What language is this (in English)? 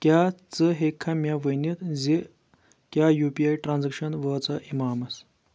Kashmiri